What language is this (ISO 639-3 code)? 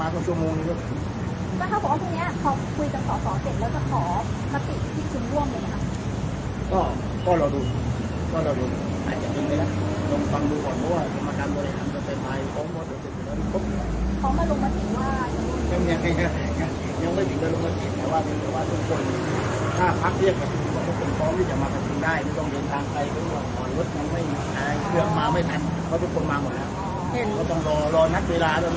tha